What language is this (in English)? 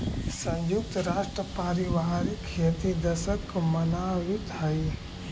Magahi